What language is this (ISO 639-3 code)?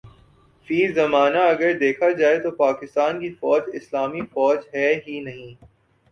urd